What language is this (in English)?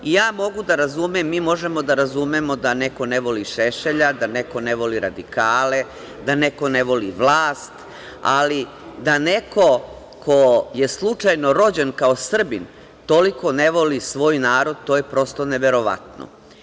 Serbian